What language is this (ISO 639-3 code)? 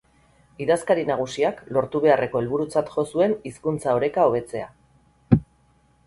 eus